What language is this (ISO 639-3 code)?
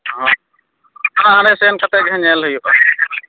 sat